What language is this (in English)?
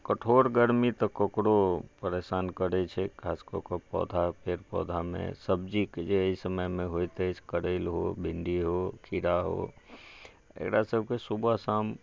Maithili